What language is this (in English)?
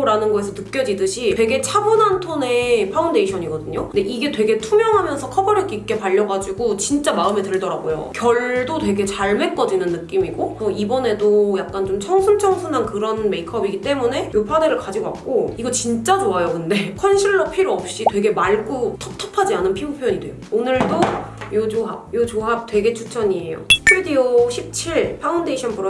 Korean